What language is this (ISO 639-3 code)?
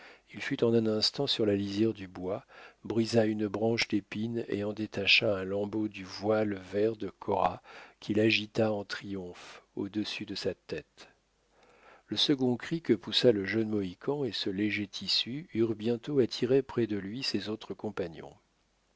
fra